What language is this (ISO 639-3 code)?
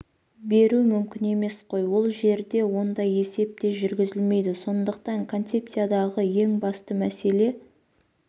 kaz